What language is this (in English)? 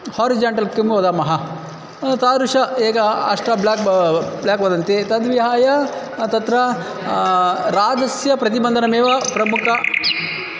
Sanskrit